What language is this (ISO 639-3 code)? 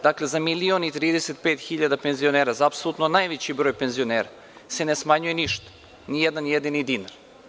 srp